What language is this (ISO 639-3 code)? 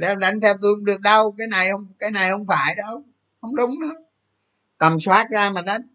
vie